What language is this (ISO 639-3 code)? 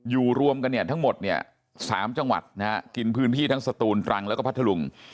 tha